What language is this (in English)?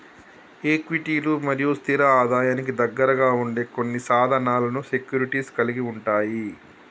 Telugu